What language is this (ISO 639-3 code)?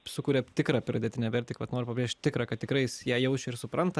lit